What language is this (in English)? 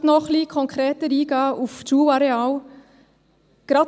Swiss German